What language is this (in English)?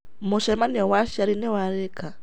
Kikuyu